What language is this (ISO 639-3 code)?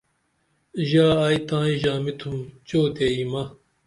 dml